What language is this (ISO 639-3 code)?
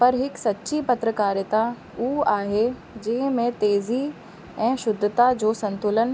snd